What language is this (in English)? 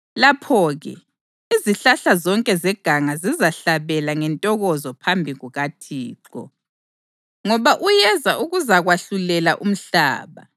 North Ndebele